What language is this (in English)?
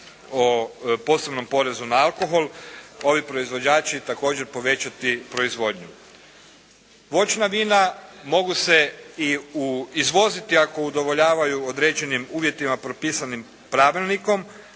Croatian